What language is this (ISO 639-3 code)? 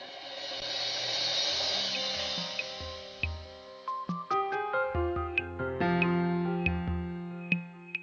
ben